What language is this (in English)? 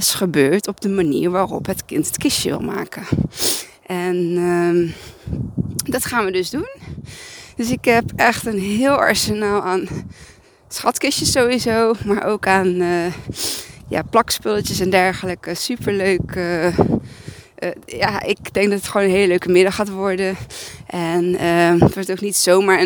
Dutch